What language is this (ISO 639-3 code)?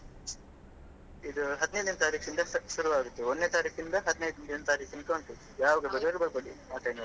kan